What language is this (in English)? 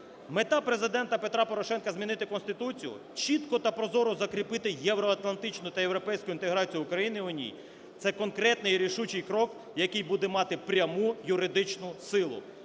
Ukrainian